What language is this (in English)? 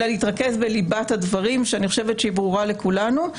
Hebrew